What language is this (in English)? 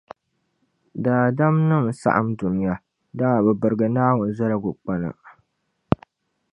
Dagbani